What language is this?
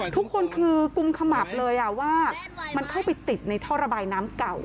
Thai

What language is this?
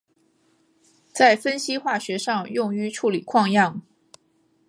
Chinese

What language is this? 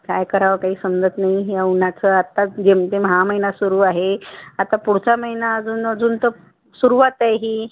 Marathi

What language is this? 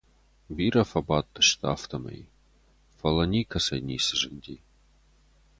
Ossetic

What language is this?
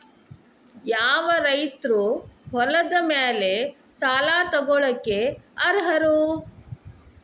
Kannada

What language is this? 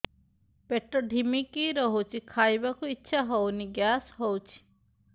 Odia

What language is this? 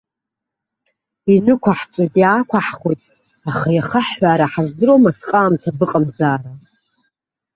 Abkhazian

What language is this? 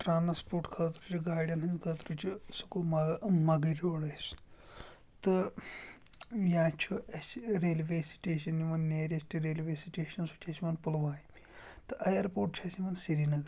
Kashmiri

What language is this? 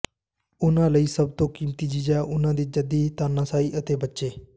Punjabi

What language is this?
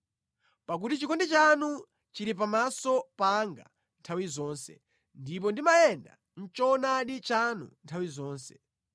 Nyanja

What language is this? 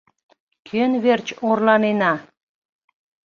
Mari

